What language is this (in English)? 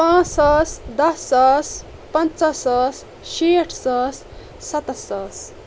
Kashmiri